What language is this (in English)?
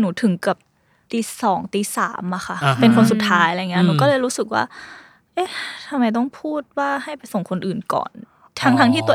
Thai